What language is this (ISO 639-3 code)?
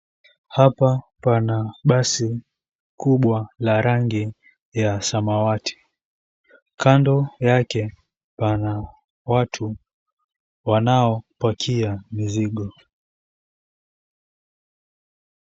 swa